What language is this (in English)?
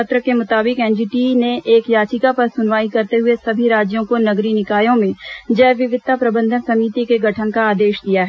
Hindi